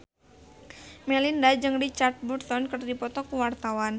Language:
Sundanese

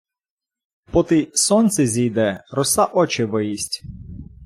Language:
Ukrainian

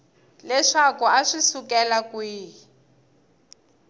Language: Tsonga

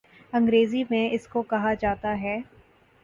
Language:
Urdu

